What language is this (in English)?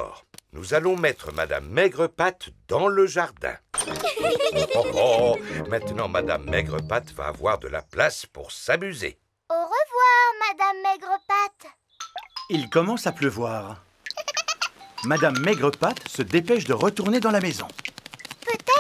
French